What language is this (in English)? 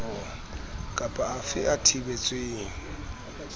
Southern Sotho